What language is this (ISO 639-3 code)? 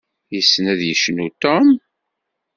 kab